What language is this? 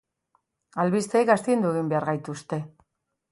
Basque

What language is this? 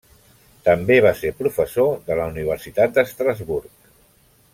Catalan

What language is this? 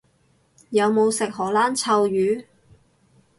Cantonese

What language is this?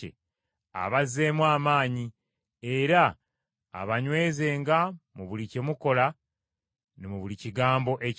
Ganda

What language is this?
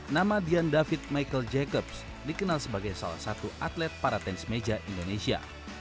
Indonesian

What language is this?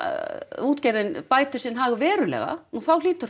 Icelandic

